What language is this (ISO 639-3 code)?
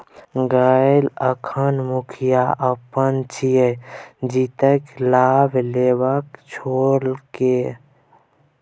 mai